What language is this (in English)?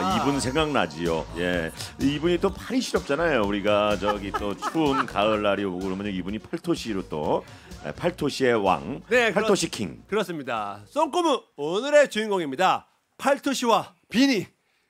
Korean